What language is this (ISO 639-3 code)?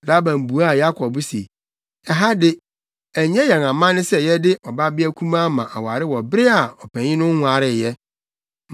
aka